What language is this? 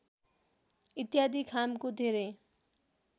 Nepali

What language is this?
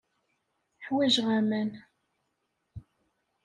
Kabyle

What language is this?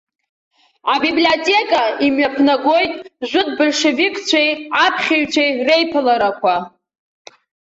Abkhazian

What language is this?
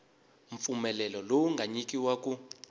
Tsonga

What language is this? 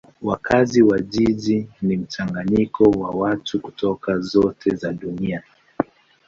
Swahili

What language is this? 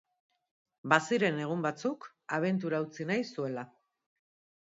Basque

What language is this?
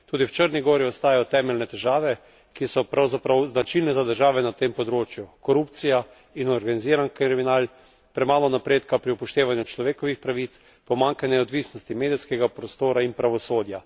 Slovenian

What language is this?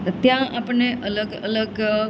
Gujarati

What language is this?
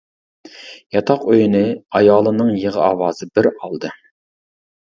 Uyghur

